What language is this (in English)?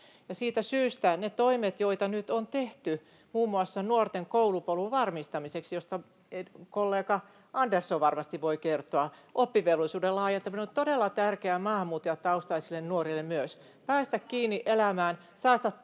Finnish